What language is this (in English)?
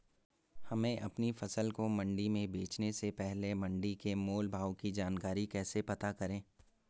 Hindi